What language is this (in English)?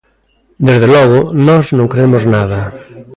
Galician